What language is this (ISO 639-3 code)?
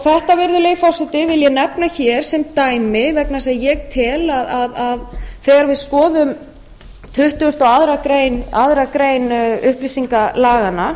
isl